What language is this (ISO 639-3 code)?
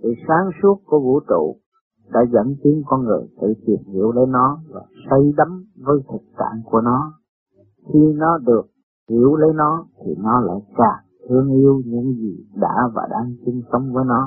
vie